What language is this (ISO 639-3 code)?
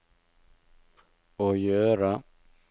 nor